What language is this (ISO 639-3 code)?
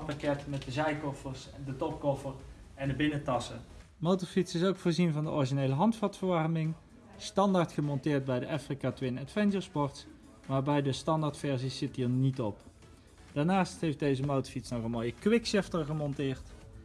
nld